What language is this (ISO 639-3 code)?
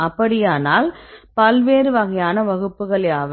tam